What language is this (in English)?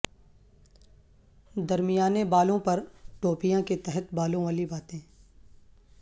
Urdu